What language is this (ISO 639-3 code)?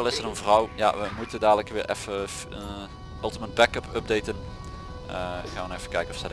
nld